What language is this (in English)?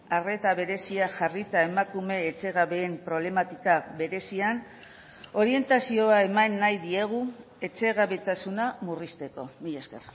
Basque